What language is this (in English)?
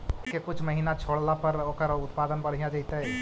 Magahi